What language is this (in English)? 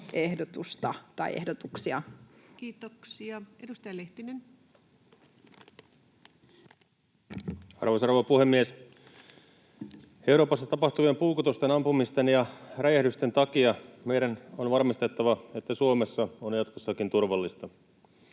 Finnish